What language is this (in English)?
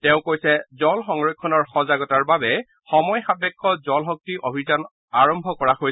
Assamese